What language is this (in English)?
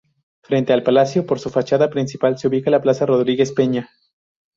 Spanish